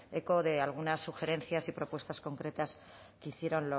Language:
Spanish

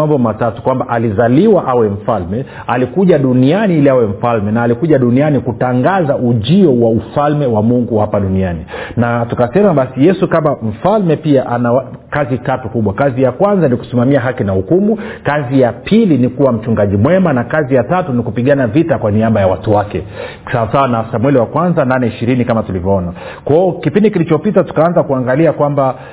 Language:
Swahili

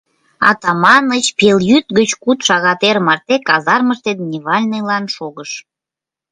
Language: Mari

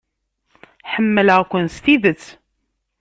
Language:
Kabyle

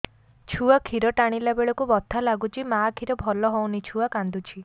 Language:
Odia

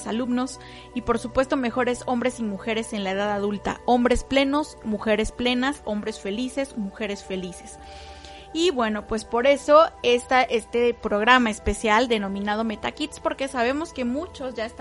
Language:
Spanish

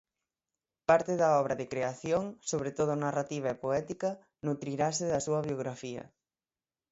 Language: Galician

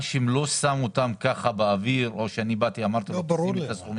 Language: Hebrew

